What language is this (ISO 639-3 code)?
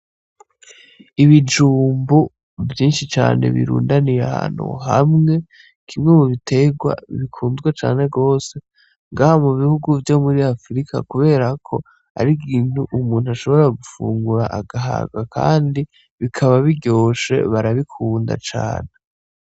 run